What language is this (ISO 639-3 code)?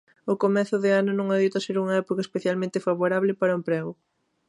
glg